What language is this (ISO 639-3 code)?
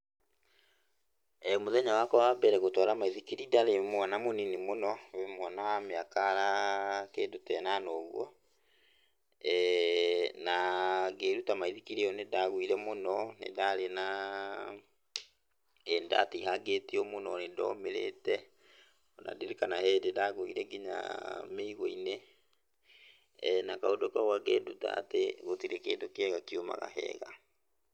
kik